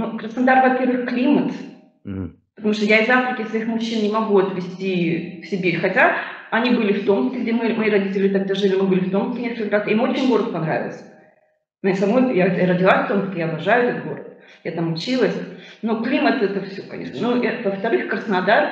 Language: Russian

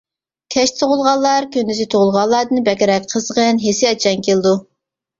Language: Uyghur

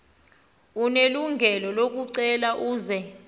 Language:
Xhosa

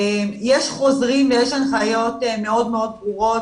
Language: Hebrew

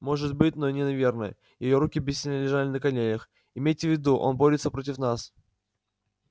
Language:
Russian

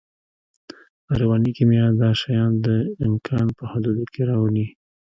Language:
Pashto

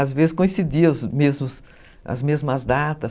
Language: Portuguese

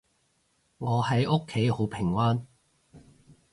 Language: Cantonese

